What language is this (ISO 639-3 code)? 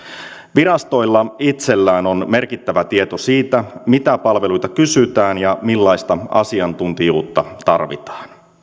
fin